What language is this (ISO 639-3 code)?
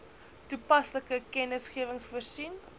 afr